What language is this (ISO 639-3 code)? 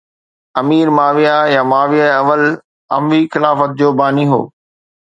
snd